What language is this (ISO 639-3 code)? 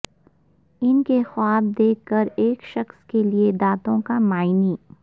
urd